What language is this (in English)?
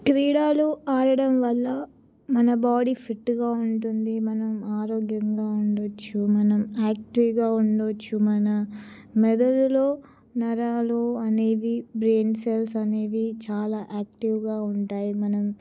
Telugu